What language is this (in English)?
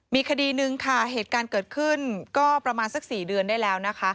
Thai